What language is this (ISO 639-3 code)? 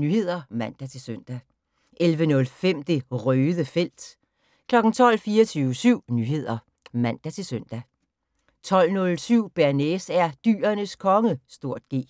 dan